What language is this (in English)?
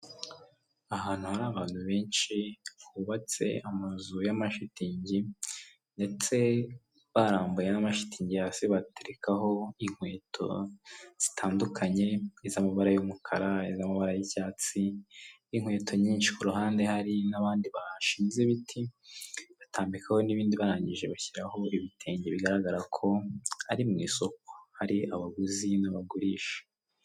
Kinyarwanda